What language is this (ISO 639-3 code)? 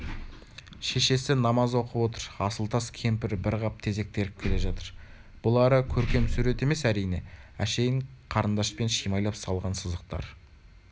kaz